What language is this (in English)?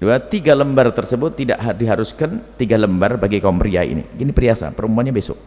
Indonesian